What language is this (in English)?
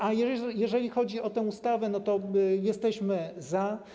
Polish